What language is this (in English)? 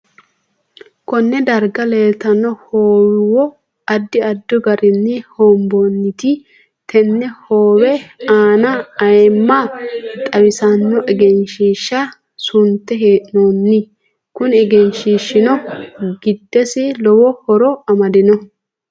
Sidamo